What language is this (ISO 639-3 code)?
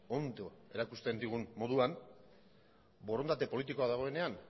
eus